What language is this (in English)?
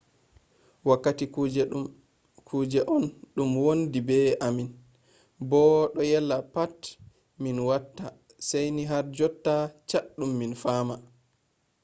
Fula